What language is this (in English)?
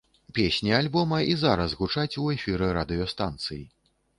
Belarusian